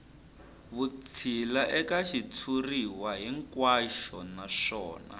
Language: Tsonga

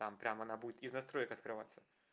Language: Russian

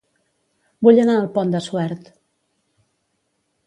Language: Catalan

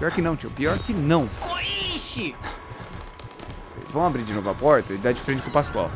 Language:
Portuguese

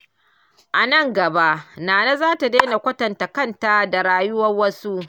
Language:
Hausa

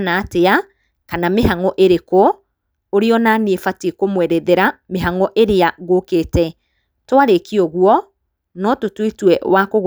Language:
Kikuyu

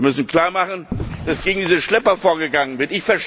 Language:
German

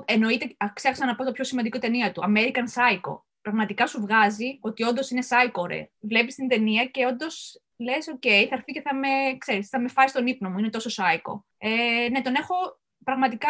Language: Greek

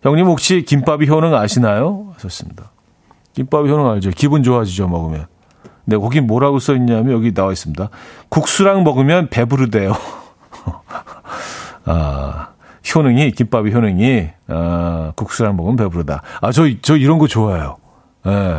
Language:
Korean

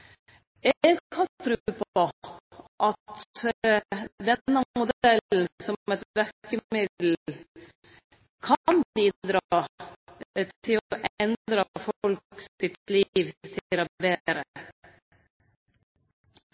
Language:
Norwegian Nynorsk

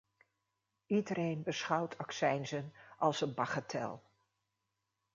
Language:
Dutch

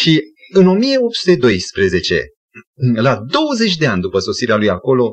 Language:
Romanian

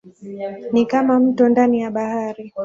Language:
Swahili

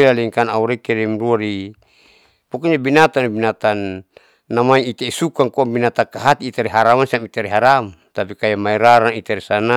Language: Saleman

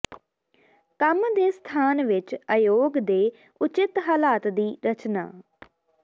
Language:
Punjabi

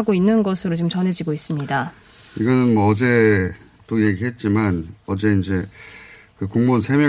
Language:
Korean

